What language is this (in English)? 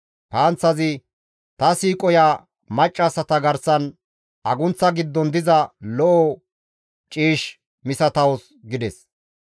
Gamo